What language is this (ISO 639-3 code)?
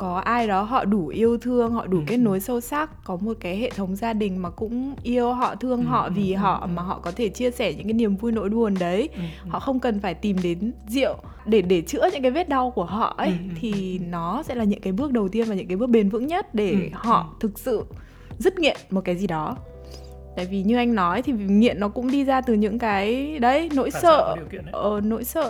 vie